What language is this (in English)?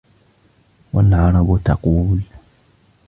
Arabic